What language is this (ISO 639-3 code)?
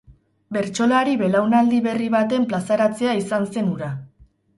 eus